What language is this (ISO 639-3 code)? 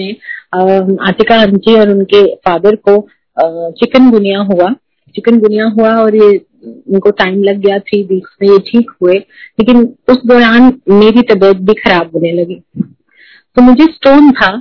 hin